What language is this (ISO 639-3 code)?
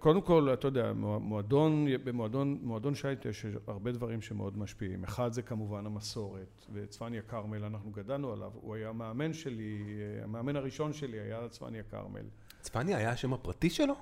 heb